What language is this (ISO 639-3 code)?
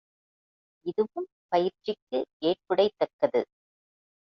tam